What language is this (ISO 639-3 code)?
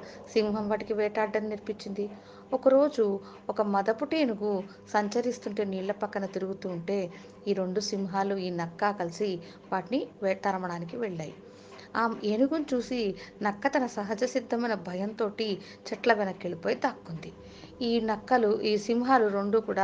tel